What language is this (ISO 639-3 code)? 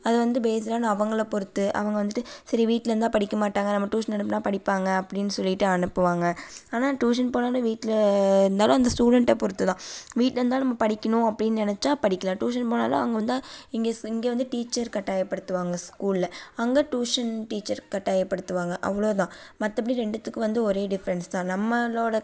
tam